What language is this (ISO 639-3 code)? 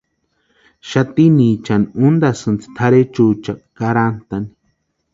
pua